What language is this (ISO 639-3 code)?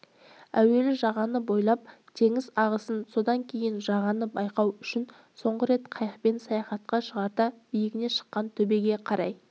kaz